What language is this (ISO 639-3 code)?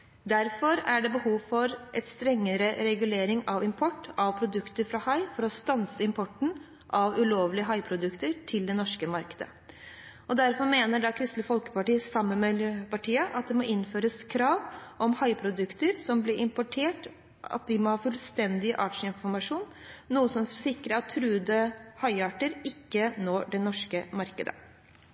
nob